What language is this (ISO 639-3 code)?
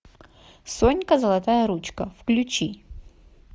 rus